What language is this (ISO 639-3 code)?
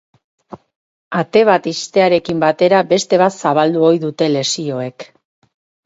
eus